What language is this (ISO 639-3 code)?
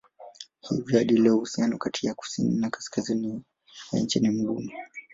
swa